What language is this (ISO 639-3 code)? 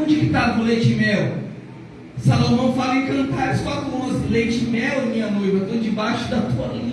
por